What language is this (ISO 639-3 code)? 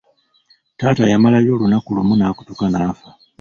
lug